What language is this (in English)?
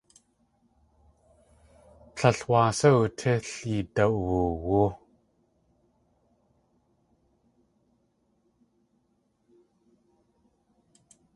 Tlingit